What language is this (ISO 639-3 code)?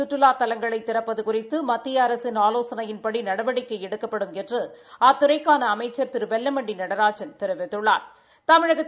tam